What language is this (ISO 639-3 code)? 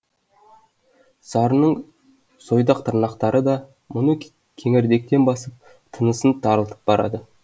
kaz